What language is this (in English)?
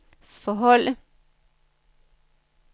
Danish